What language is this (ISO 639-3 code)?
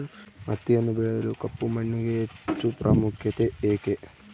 kan